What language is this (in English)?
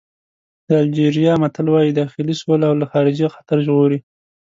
Pashto